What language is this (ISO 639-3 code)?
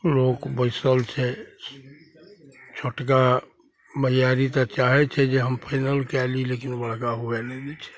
mai